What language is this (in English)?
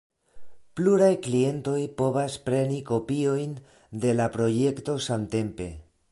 Esperanto